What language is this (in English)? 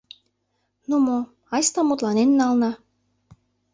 Mari